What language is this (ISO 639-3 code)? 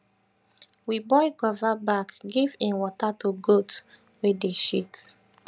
pcm